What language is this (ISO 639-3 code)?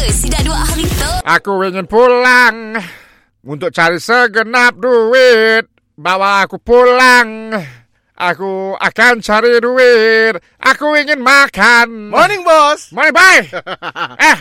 msa